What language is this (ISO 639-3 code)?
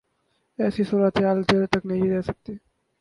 urd